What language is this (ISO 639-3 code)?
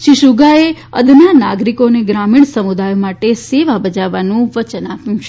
guj